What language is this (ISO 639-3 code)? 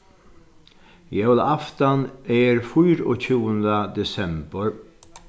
fao